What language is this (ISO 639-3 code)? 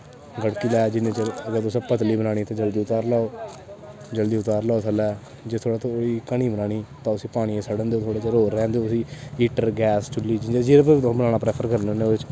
doi